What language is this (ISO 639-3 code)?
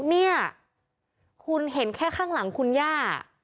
tha